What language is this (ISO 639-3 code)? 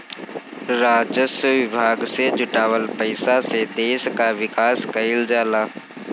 bho